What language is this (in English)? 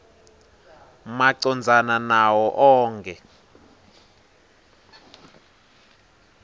Swati